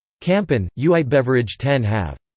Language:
English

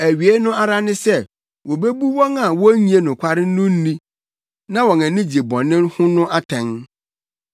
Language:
Akan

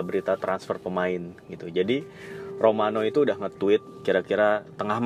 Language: Indonesian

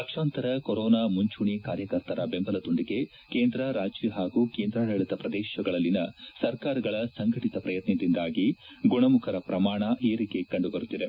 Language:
Kannada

